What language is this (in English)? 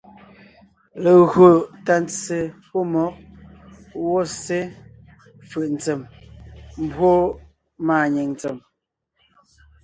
Ngiemboon